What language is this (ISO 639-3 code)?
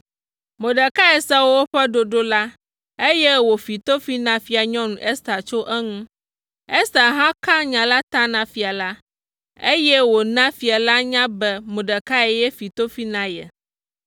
ewe